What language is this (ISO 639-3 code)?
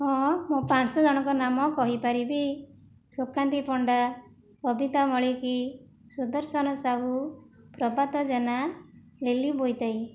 ori